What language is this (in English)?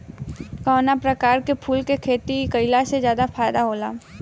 Bhojpuri